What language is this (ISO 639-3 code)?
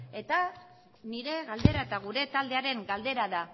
eus